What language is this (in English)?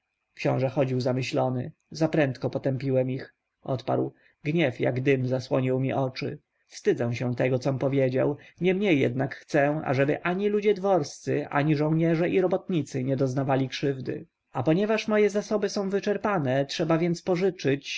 Polish